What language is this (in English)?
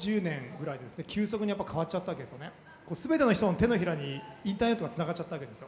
Japanese